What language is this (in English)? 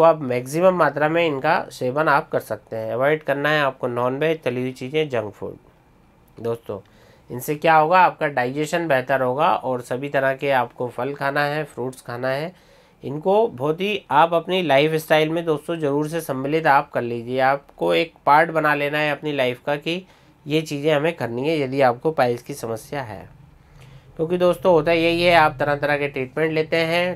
Hindi